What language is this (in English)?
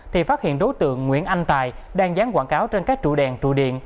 Vietnamese